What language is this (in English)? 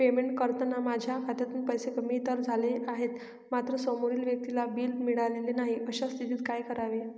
Marathi